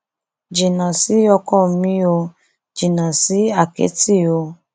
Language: Yoruba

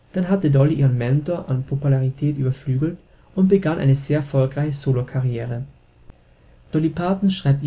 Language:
German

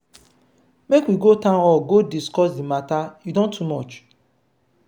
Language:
Nigerian Pidgin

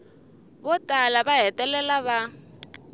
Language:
Tsonga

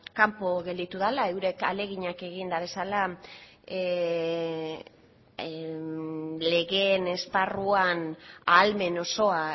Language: Basque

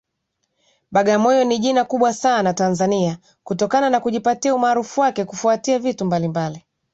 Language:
Swahili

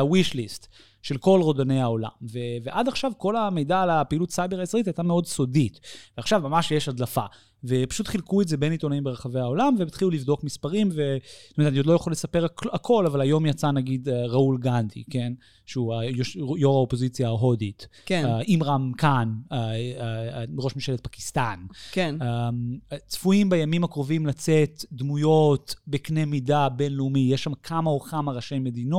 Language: Hebrew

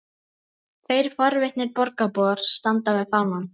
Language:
Icelandic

